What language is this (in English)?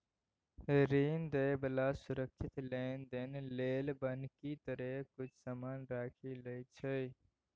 Maithili